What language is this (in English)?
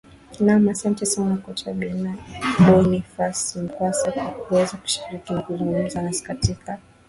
Swahili